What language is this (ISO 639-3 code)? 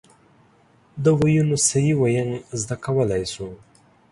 pus